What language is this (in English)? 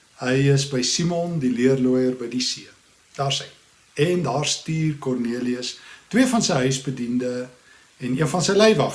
Dutch